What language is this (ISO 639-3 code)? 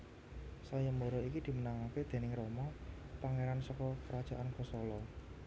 jav